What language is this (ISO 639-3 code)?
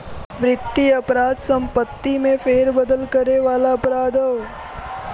bho